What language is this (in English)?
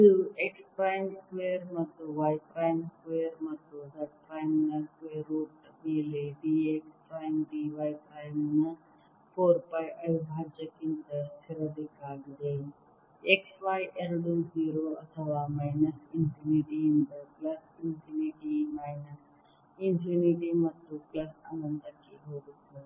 Kannada